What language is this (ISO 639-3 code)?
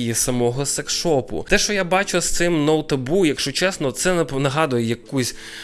ukr